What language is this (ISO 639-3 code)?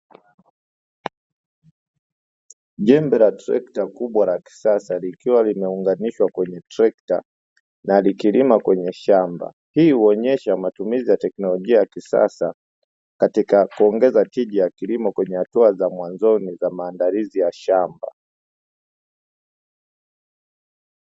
swa